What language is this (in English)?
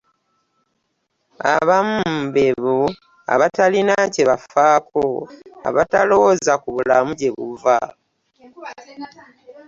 Ganda